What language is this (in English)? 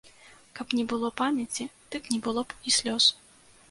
Belarusian